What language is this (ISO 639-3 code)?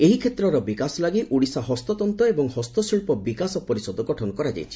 ori